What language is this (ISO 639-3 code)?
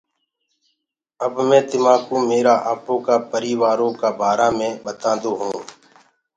ggg